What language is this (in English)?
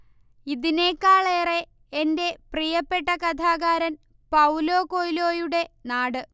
Malayalam